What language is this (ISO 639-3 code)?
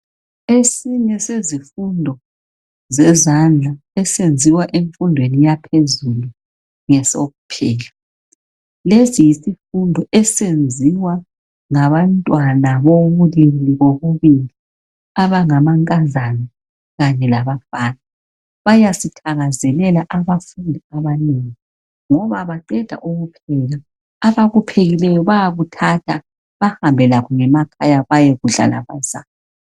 nde